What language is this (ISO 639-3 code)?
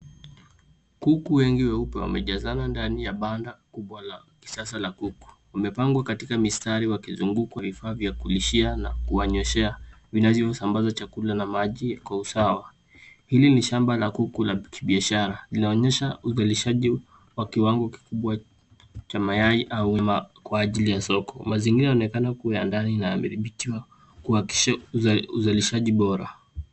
swa